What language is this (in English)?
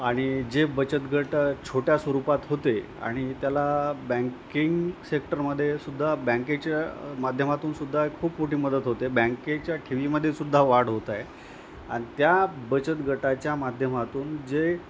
Marathi